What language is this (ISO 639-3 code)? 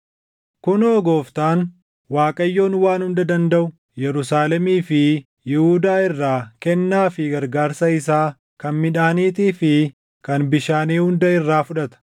orm